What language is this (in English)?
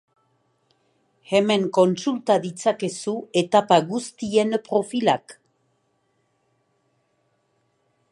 Basque